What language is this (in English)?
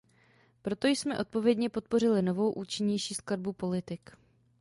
Czech